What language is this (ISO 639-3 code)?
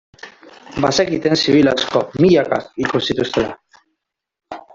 eus